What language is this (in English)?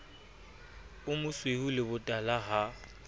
Southern Sotho